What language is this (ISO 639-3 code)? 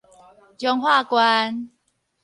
nan